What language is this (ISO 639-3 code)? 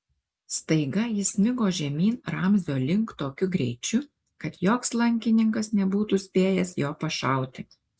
lit